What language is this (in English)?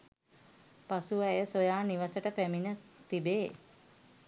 Sinhala